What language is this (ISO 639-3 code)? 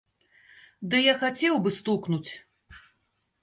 bel